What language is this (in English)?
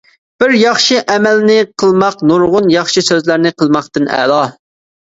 Uyghur